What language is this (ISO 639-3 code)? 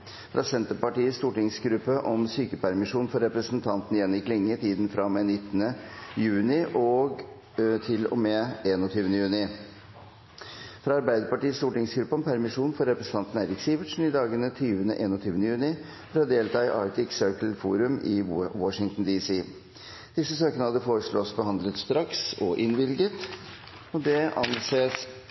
nob